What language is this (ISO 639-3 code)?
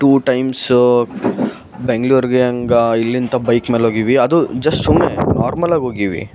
kan